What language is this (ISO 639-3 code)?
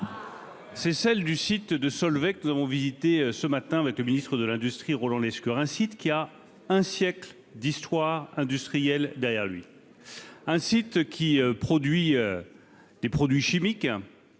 fra